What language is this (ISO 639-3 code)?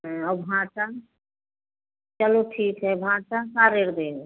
hin